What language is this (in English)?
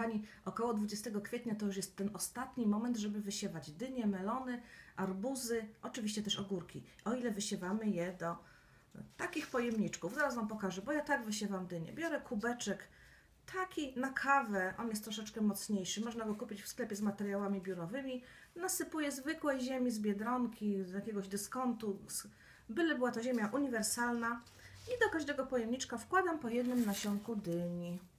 Polish